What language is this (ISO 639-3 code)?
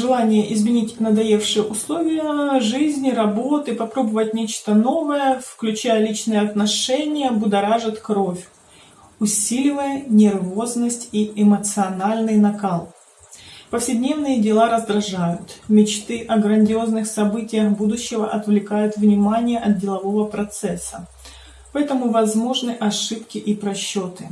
rus